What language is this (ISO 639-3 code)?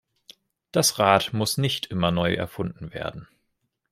deu